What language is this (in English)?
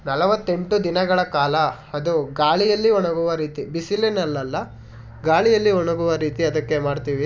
Kannada